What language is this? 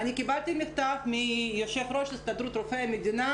Hebrew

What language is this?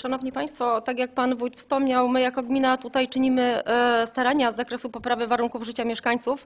Polish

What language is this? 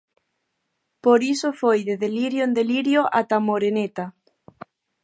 Galician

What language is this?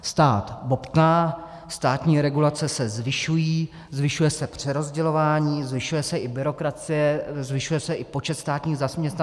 Czech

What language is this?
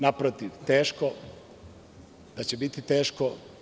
Serbian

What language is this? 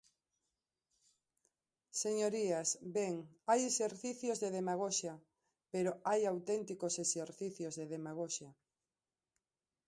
Galician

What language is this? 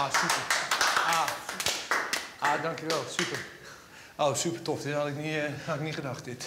Dutch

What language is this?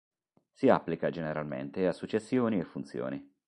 Italian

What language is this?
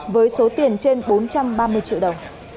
Vietnamese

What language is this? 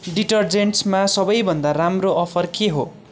Nepali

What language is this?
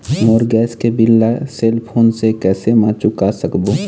Chhattisgarhi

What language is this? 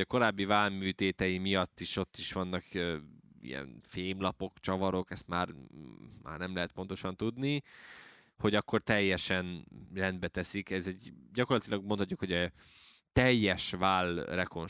Hungarian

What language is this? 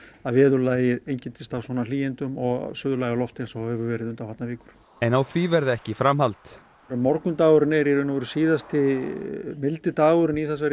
Icelandic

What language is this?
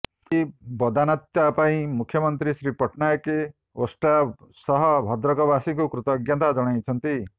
Odia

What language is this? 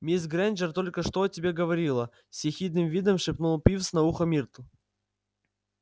Russian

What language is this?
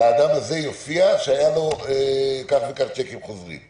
Hebrew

